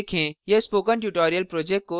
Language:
Hindi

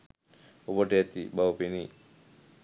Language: Sinhala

